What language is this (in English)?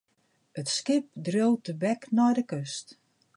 Western Frisian